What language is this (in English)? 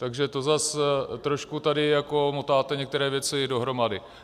Czech